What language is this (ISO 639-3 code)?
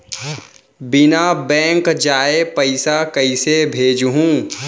hne